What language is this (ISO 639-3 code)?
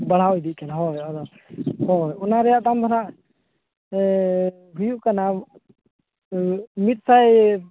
sat